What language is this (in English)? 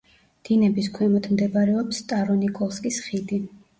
Georgian